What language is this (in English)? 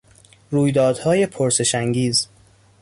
Persian